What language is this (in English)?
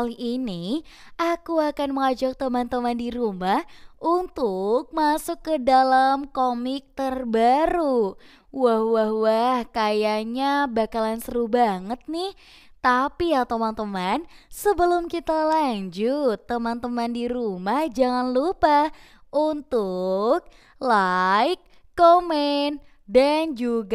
Indonesian